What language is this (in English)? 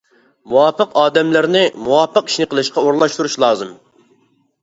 Uyghur